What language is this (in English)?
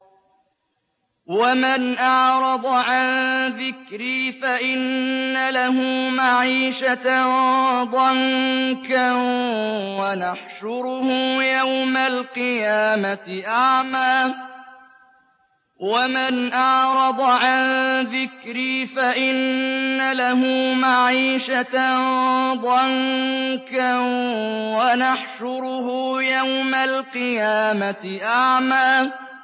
Arabic